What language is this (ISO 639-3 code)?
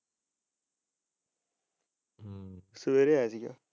pan